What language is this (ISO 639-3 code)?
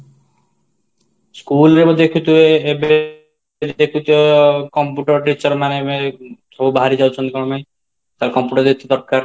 ori